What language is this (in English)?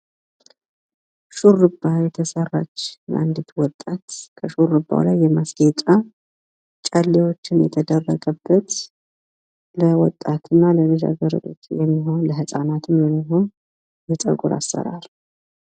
Amharic